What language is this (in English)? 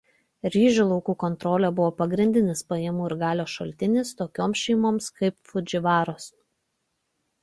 Lithuanian